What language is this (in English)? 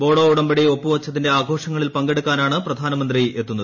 Malayalam